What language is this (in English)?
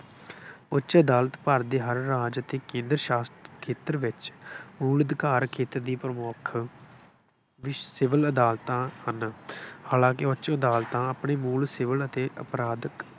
Punjabi